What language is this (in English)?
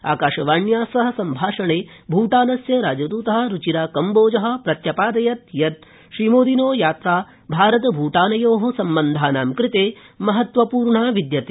Sanskrit